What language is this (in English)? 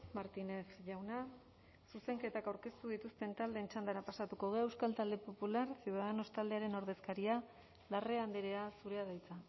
Basque